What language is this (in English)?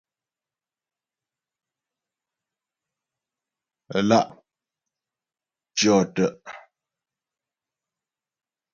Ghomala